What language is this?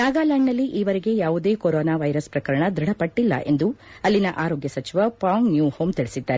Kannada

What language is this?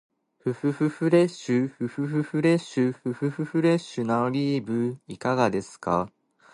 Japanese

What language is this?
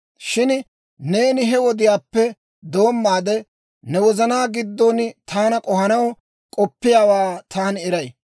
Dawro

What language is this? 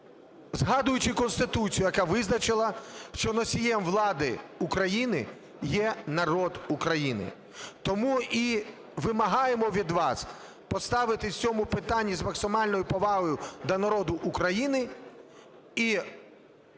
Ukrainian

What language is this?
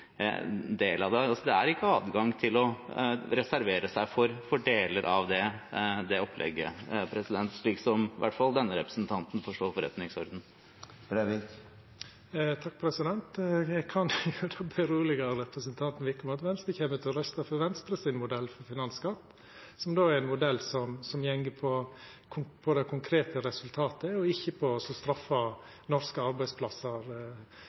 Norwegian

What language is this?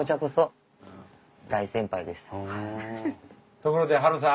Japanese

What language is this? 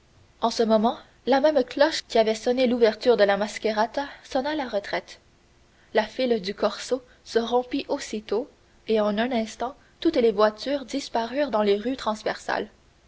French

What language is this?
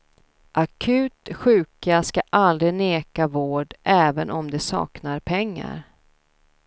Swedish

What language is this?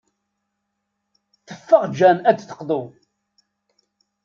Kabyle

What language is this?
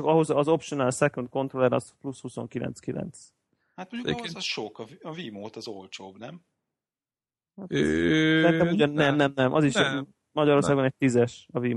Hungarian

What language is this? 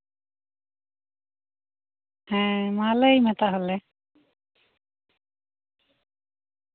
Santali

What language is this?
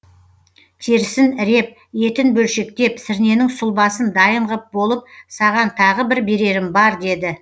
Kazakh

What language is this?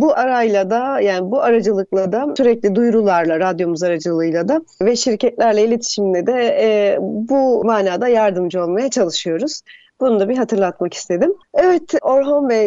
Turkish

